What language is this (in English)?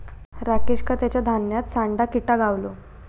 Marathi